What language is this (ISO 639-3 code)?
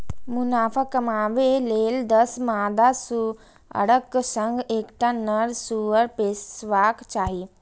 mai